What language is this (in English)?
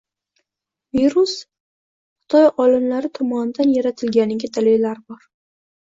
Uzbek